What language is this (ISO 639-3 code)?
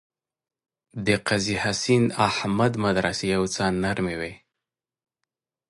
pus